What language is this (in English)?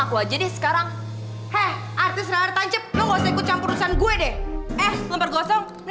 Indonesian